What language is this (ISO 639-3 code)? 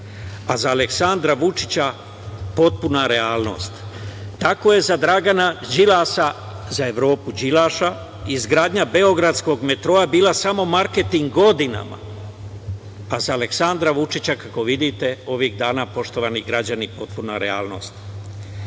srp